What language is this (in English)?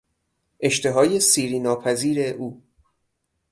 Persian